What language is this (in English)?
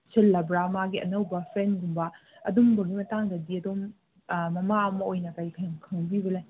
Manipuri